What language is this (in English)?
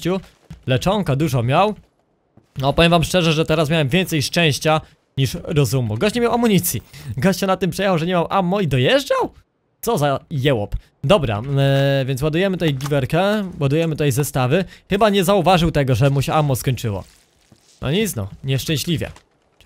Polish